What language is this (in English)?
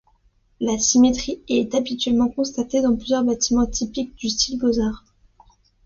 French